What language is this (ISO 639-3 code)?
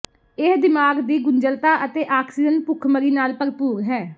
pan